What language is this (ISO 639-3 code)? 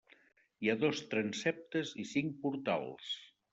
cat